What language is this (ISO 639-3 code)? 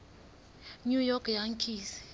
sot